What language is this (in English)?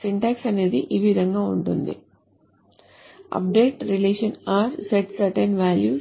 Telugu